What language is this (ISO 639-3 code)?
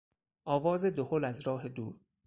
fas